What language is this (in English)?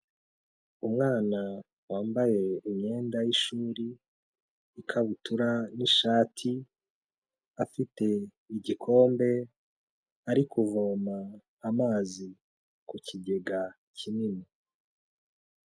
Kinyarwanda